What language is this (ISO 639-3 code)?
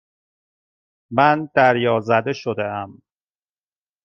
fas